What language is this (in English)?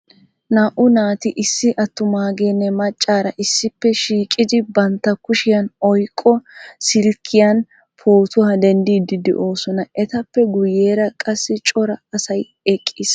Wolaytta